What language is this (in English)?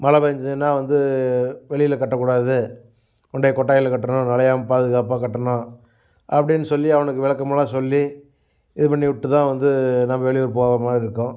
Tamil